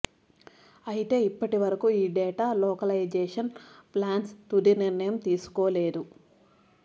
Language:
Telugu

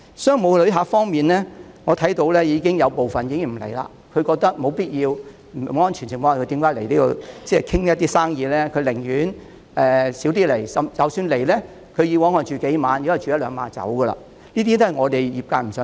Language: Cantonese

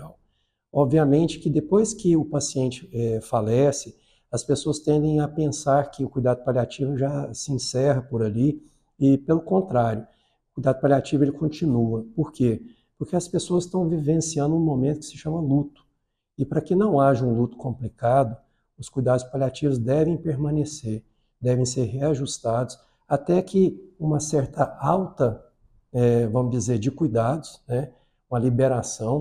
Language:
Portuguese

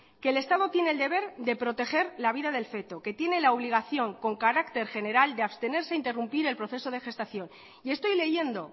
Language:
Spanish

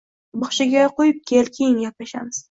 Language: Uzbek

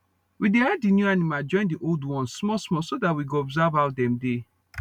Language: Nigerian Pidgin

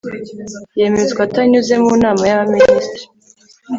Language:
Kinyarwanda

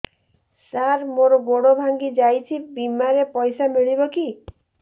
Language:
Odia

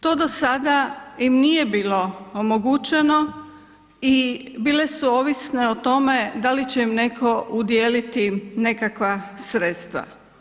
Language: Croatian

